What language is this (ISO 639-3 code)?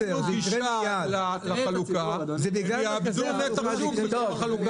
heb